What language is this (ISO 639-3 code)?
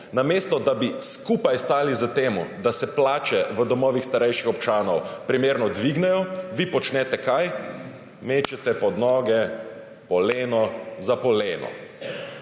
slv